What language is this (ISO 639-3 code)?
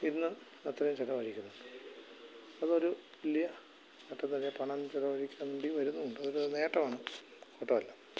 mal